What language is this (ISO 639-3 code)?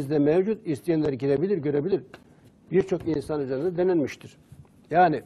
tur